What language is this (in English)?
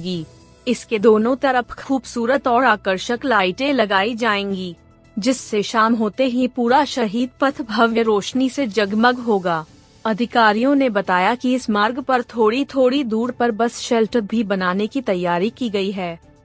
Hindi